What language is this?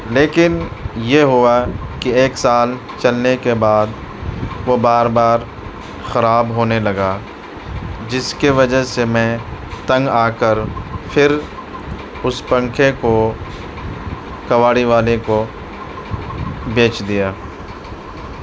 Urdu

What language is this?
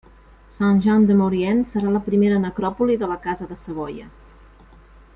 Catalan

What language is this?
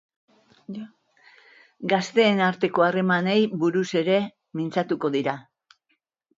Basque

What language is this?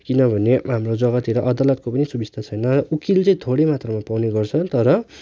Nepali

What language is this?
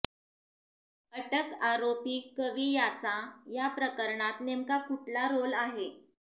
Marathi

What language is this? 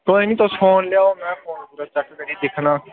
Dogri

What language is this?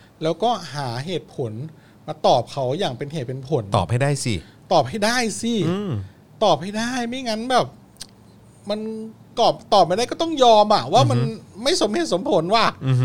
Thai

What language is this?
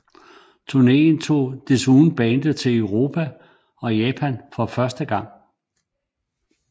Danish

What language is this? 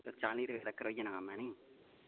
Dogri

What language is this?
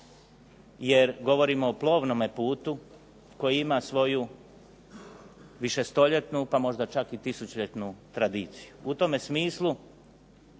Croatian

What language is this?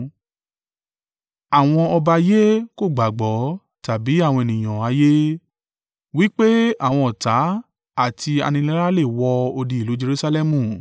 Yoruba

